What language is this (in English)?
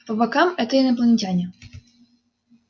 Russian